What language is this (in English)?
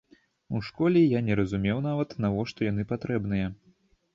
Belarusian